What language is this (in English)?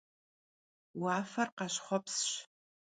Kabardian